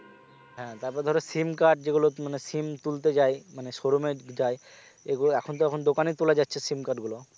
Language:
Bangla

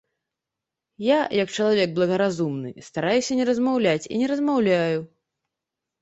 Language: Belarusian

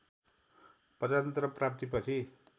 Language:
Nepali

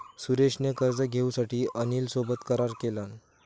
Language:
Marathi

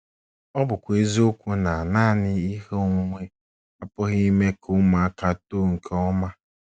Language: Igbo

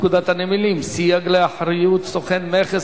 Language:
Hebrew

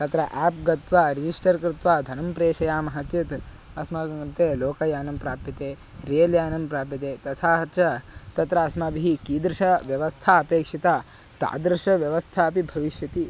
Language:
Sanskrit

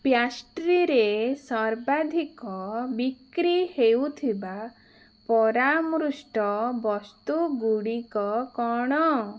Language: Odia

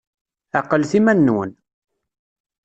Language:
Kabyle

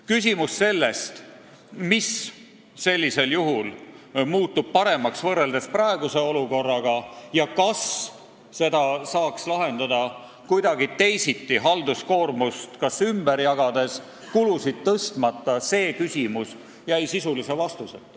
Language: Estonian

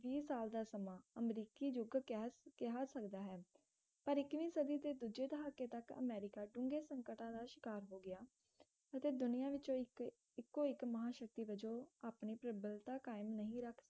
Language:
Punjabi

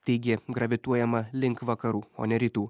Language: Lithuanian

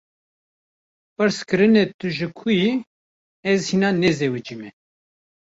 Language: Kurdish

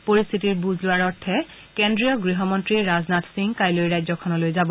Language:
Assamese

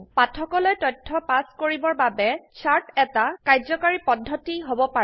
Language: Assamese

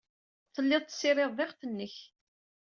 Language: Kabyle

